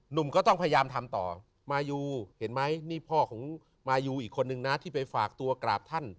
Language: Thai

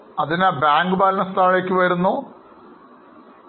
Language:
Malayalam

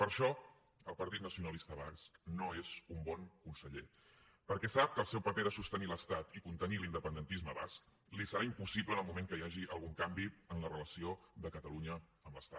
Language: Catalan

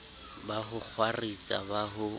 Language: Southern Sotho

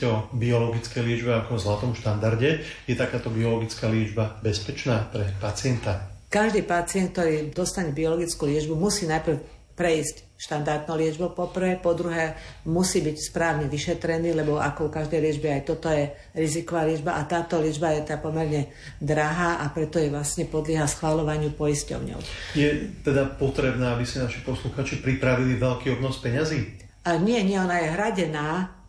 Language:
Slovak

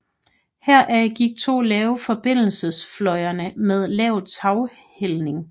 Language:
Danish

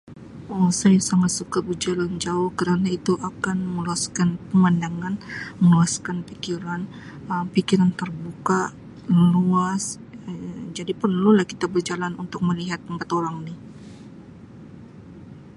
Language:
Sabah Malay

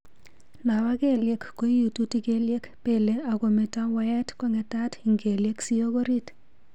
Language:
Kalenjin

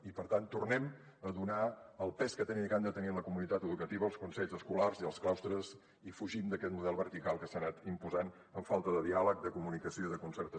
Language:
Catalan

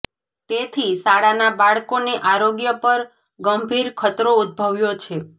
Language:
Gujarati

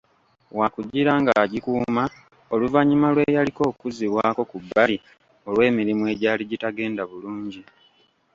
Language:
Ganda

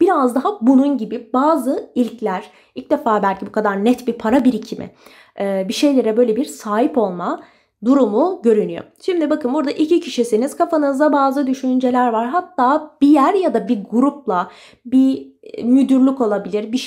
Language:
Turkish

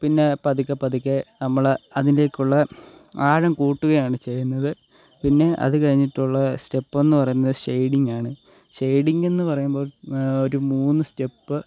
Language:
Malayalam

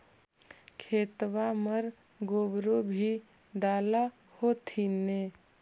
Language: Magahi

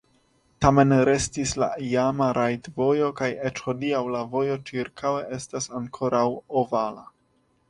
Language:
Esperanto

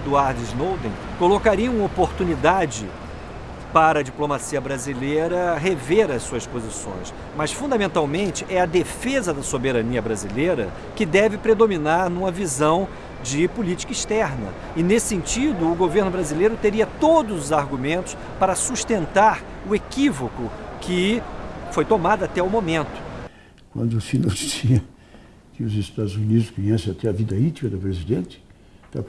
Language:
Portuguese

